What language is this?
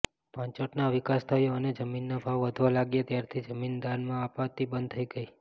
Gujarati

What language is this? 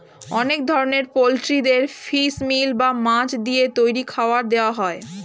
Bangla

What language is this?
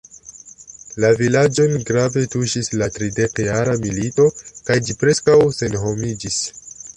Esperanto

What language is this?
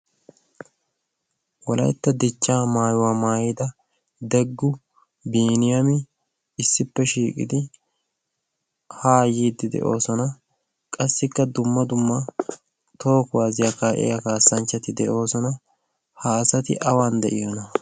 Wolaytta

